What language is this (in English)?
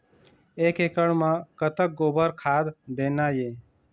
Chhattisgarhi